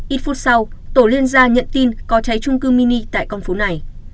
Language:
Vietnamese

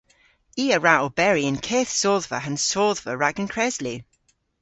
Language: Cornish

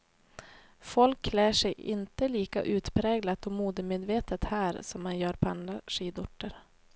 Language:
Swedish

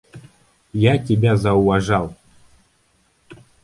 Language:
Russian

